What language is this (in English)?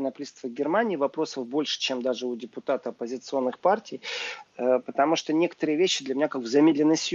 Russian